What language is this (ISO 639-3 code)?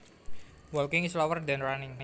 jav